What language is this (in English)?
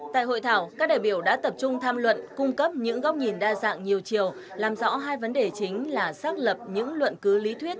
Vietnamese